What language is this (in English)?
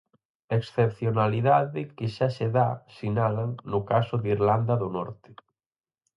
Galician